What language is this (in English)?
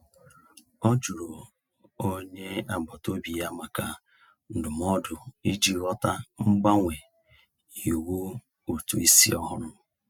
Igbo